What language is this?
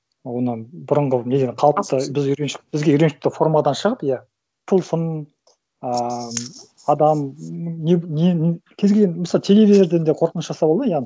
Kazakh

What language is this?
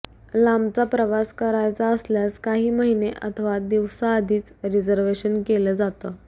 Marathi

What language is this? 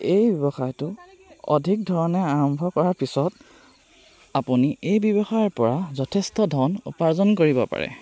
Assamese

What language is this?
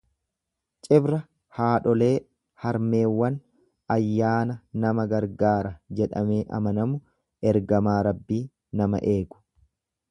Oromo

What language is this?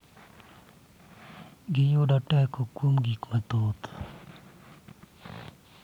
Luo (Kenya and Tanzania)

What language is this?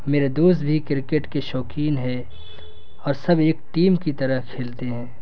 Urdu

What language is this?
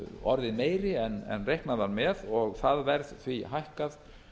Icelandic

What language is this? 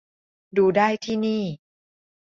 Thai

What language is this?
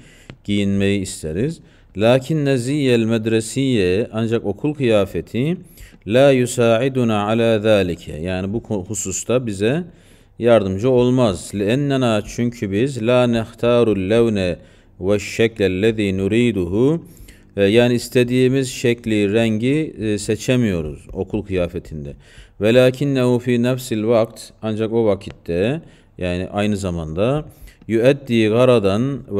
Turkish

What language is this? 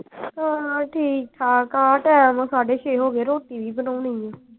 Punjabi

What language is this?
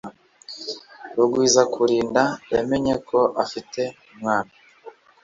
Kinyarwanda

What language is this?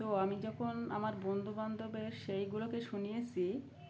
Bangla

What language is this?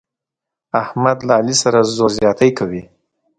Pashto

